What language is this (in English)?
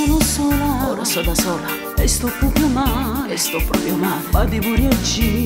Romanian